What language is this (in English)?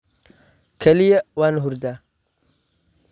Somali